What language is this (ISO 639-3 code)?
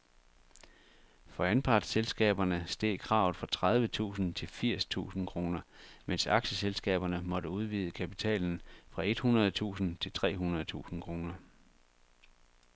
dan